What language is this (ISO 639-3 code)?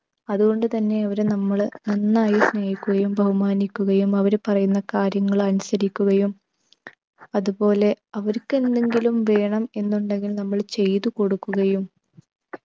mal